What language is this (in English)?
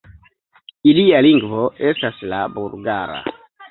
Esperanto